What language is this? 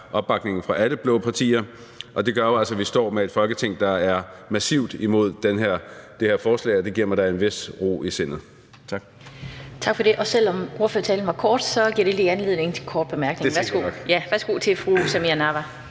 Danish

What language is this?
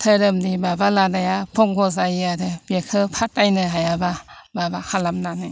Bodo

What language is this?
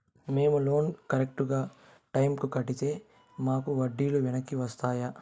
Telugu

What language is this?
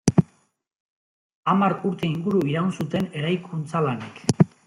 Basque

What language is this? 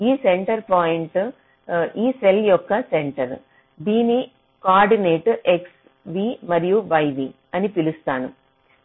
Telugu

